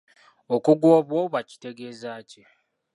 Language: Ganda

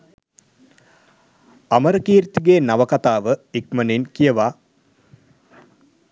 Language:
Sinhala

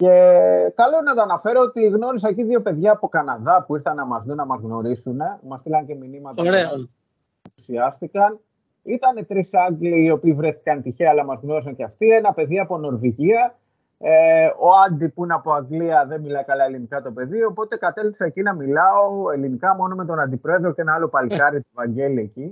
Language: Greek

